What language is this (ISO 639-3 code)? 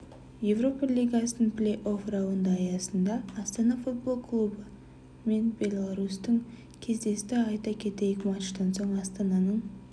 kaz